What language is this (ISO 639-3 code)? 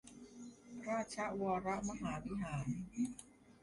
tha